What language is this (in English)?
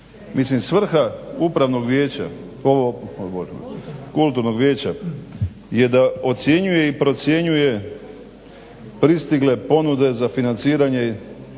Croatian